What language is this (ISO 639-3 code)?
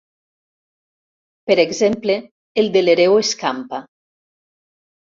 cat